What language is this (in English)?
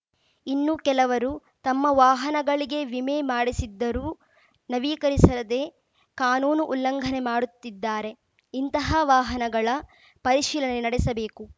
Kannada